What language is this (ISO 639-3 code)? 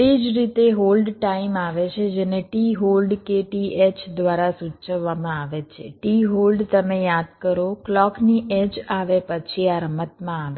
guj